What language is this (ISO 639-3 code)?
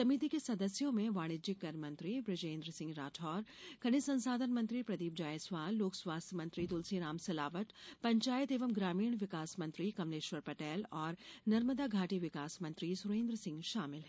hin